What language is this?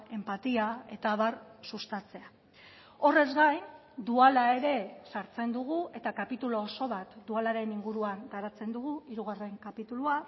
Basque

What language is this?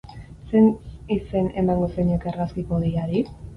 Basque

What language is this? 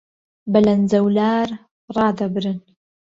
Central Kurdish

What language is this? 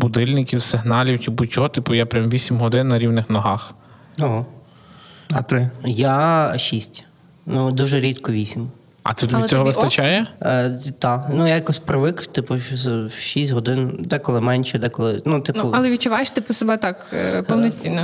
Ukrainian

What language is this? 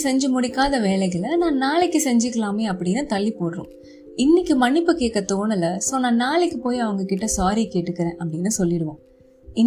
Tamil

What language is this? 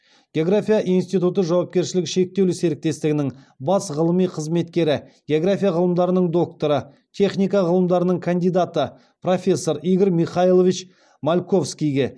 Kazakh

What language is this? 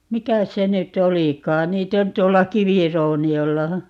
Finnish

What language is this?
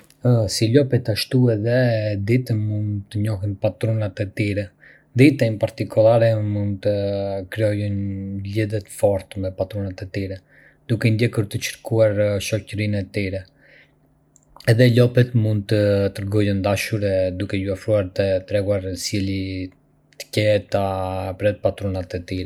Arbëreshë Albanian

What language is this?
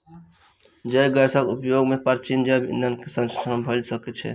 Maithili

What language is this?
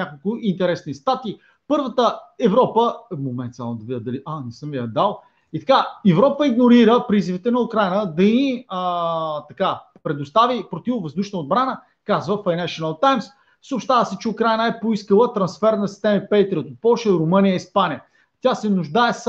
Bulgarian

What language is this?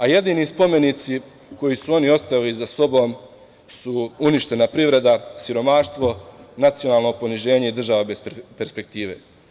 Serbian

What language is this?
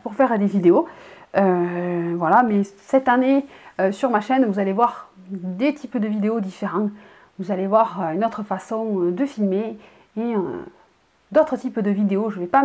French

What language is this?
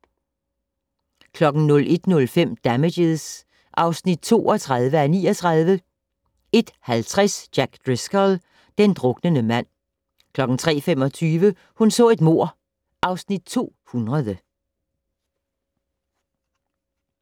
Danish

